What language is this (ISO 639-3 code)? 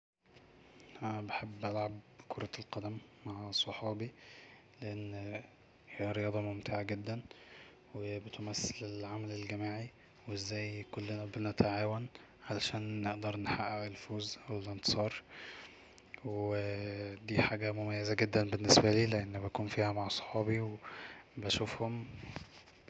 arz